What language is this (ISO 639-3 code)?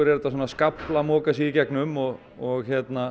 isl